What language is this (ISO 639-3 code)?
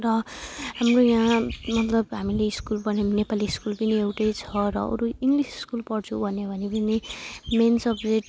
nep